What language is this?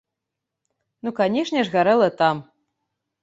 Belarusian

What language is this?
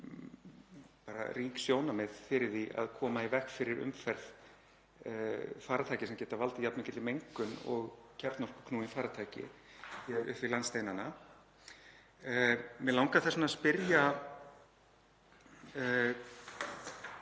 Icelandic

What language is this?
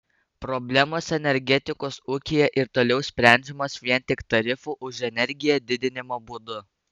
Lithuanian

